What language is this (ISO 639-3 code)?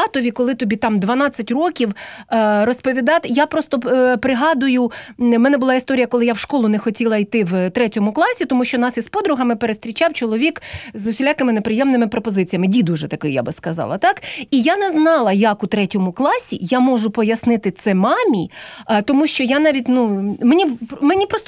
ukr